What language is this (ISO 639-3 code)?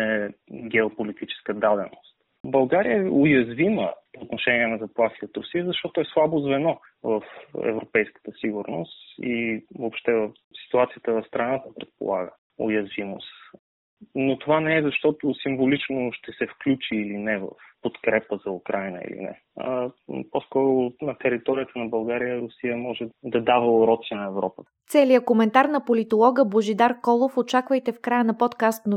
bul